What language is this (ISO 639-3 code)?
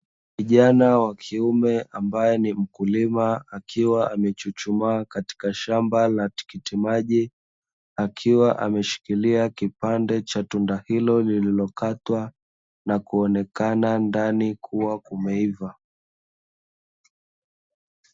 swa